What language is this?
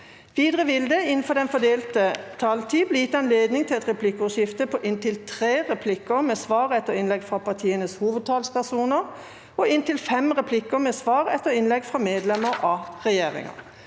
Norwegian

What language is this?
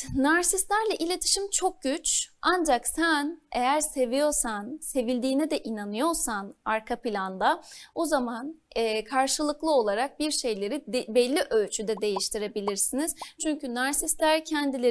Turkish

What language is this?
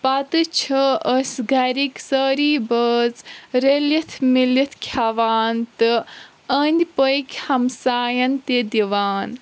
Kashmiri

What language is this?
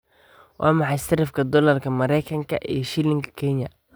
Somali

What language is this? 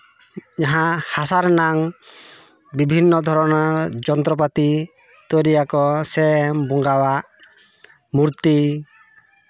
Santali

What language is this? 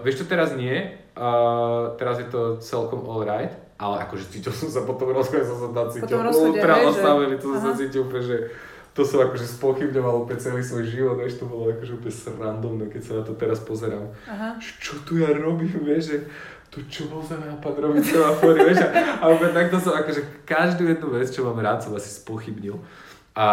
Slovak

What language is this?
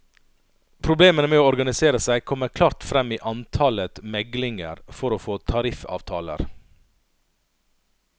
Norwegian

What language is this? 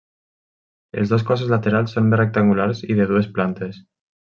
Catalan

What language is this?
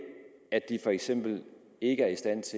Danish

